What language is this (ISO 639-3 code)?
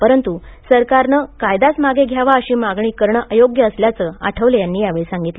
mar